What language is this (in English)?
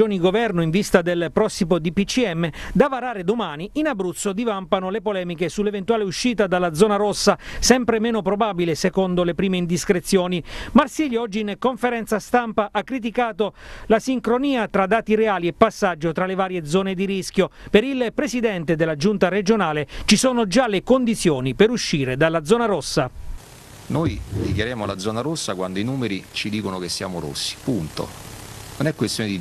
Italian